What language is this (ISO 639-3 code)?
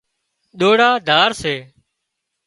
kxp